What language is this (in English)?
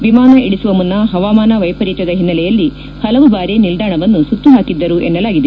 Kannada